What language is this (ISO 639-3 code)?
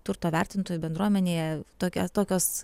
lit